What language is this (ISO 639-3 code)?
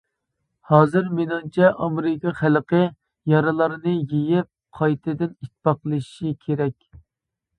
uig